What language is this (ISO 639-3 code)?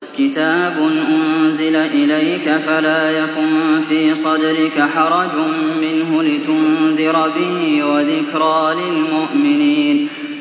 ara